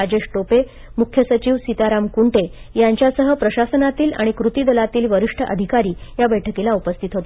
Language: Marathi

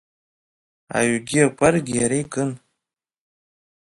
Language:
Abkhazian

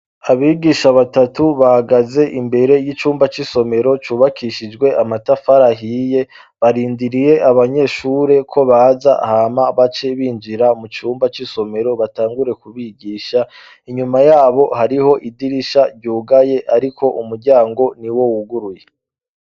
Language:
Rundi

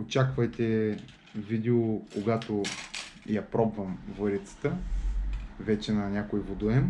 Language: Bulgarian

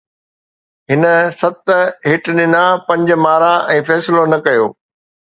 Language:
Sindhi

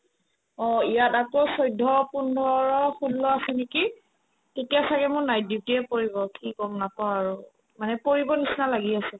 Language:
Assamese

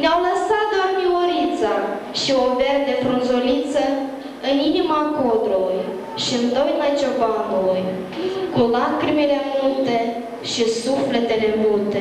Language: Romanian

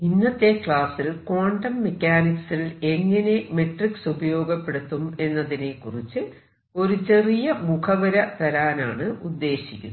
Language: Malayalam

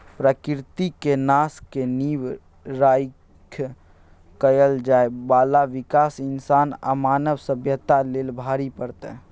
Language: Maithili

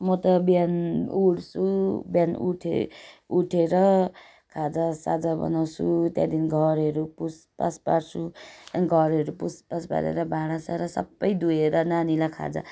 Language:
Nepali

